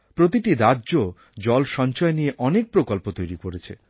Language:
Bangla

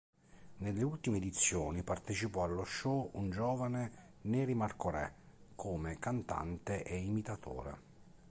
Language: Italian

